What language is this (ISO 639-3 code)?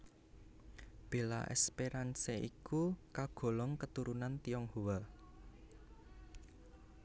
jav